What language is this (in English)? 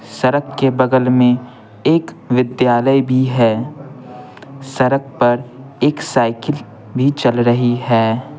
Hindi